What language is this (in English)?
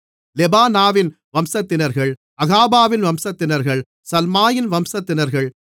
Tamil